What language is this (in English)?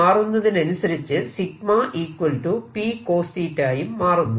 Malayalam